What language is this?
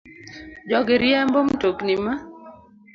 Luo (Kenya and Tanzania)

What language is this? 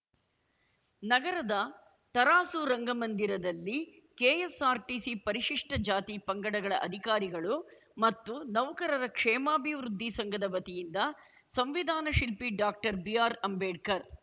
Kannada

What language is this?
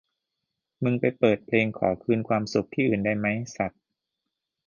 Thai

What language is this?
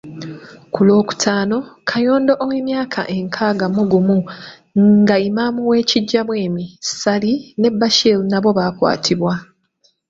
Ganda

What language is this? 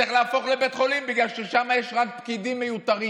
Hebrew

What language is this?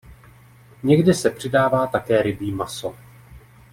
Czech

